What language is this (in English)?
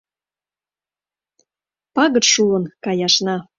Mari